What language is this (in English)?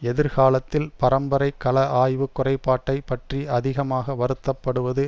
Tamil